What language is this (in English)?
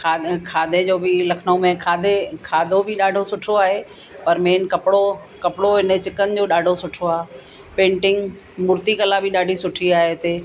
Sindhi